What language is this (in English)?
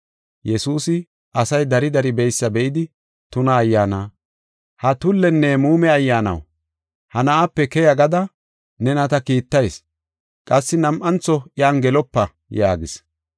Gofa